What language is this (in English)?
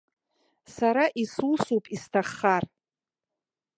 Abkhazian